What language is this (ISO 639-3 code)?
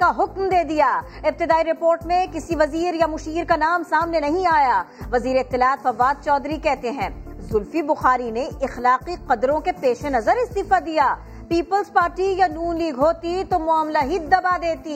urd